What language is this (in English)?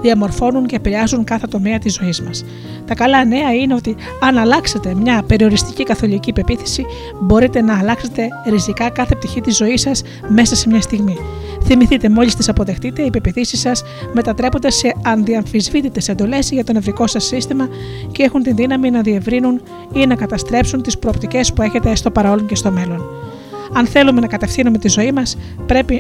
Greek